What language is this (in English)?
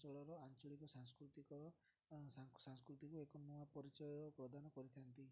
Odia